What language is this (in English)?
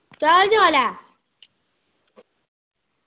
Dogri